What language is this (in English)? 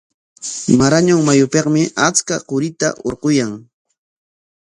Corongo Ancash Quechua